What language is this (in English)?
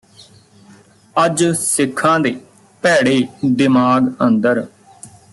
Punjabi